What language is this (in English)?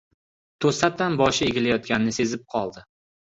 Uzbek